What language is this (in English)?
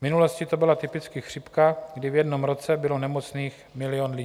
Czech